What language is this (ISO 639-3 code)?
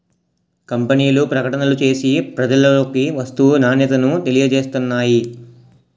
tel